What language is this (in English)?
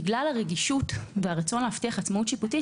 Hebrew